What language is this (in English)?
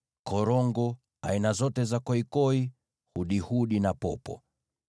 Swahili